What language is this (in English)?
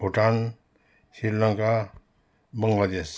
Nepali